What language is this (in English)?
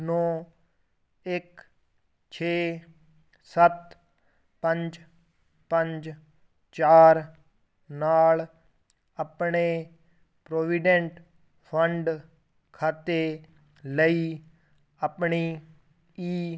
Punjabi